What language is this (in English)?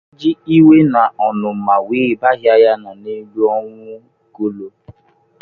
Igbo